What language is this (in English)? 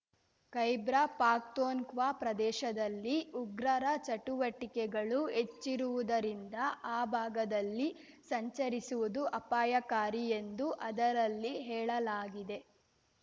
Kannada